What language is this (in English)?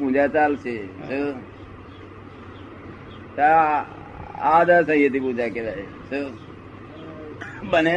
Gujarati